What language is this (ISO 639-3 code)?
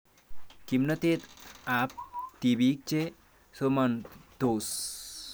kln